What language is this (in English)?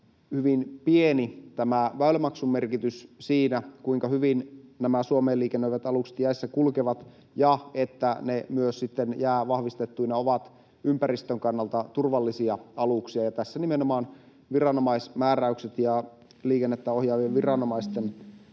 Finnish